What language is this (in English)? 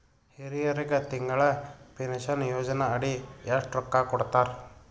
Kannada